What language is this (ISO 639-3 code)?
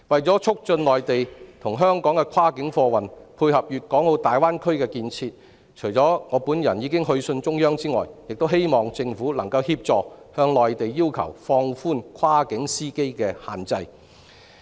yue